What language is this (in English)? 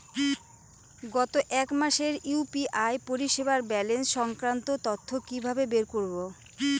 Bangla